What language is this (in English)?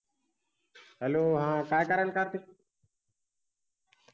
Marathi